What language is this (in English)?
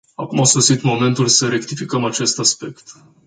Romanian